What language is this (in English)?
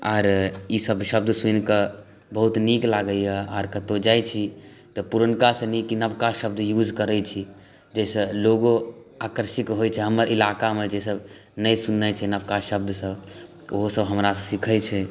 Maithili